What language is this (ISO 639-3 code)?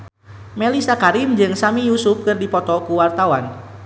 sun